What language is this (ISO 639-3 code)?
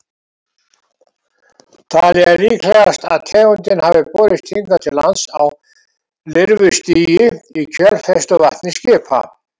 isl